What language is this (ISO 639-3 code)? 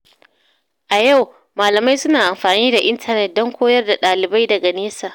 hau